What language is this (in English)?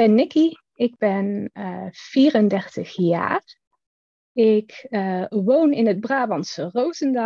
Dutch